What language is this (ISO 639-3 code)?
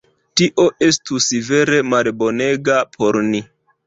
epo